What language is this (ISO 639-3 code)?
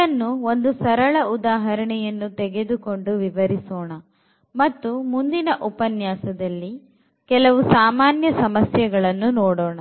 kan